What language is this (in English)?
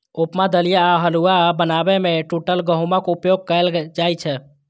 Maithili